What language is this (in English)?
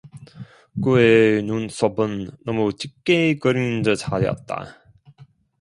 Korean